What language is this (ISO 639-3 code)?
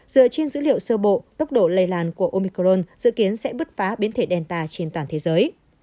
vie